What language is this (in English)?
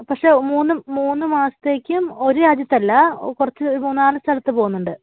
Malayalam